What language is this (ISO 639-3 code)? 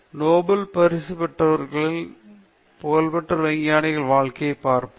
tam